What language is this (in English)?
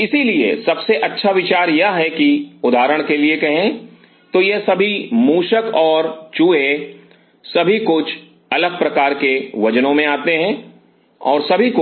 Hindi